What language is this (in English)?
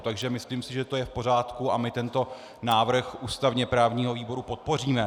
Czech